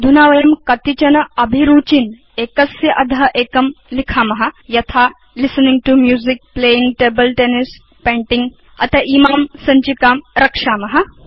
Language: Sanskrit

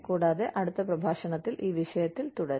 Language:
Malayalam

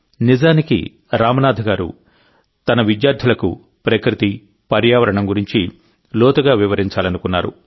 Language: Telugu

